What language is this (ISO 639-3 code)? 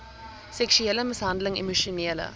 afr